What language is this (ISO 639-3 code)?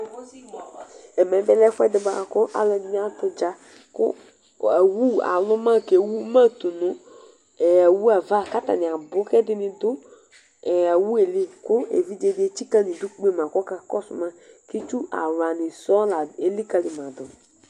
kpo